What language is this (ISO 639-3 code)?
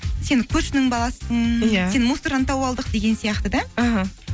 kaz